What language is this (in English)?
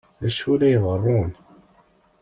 Kabyle